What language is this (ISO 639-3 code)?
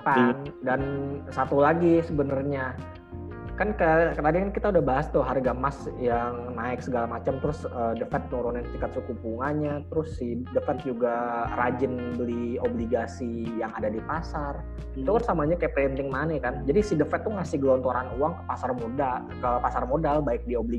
ind